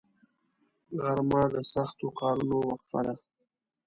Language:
Pashto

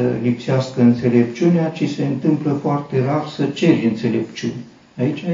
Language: Romanian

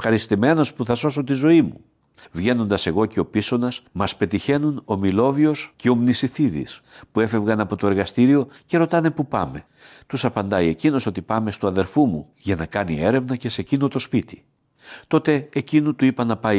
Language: Greek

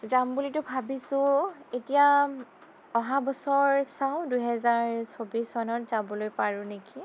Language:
Assamese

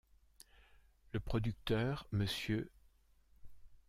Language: French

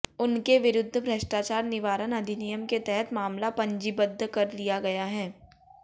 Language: Hindi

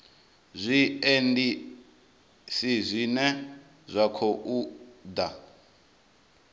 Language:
Venda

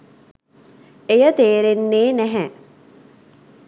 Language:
Sinhala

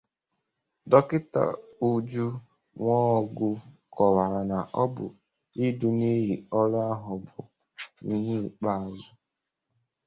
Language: Igbo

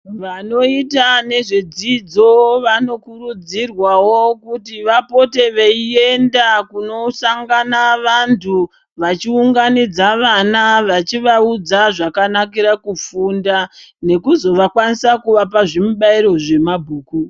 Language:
Ndau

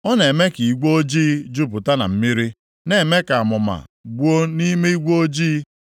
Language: Igbo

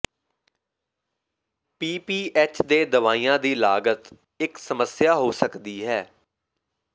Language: Punjabi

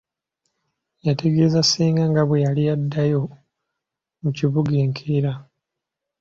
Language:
Ganda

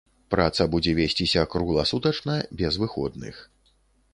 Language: Belarusian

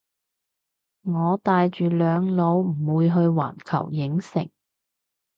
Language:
Cantonese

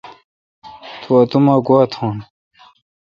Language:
Kalkoti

